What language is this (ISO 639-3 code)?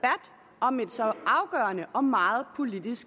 dan